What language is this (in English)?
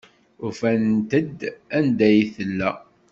Kabyle